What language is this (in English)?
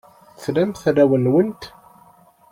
Kabyle